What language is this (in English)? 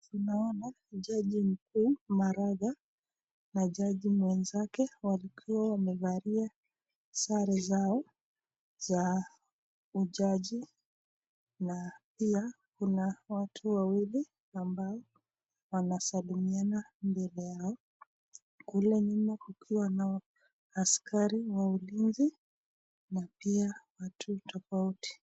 Swahili